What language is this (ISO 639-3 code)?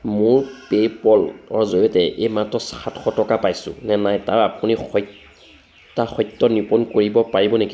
asm